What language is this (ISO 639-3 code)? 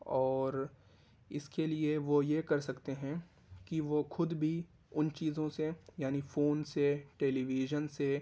urd